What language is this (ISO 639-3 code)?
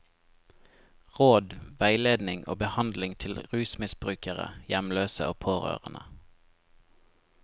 nor